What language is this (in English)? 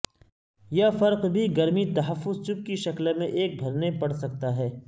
Urdu